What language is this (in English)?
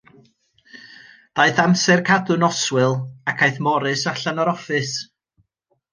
Welsh